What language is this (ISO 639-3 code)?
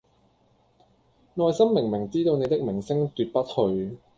yue